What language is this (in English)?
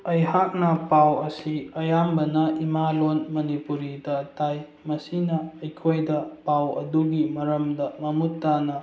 Manipuri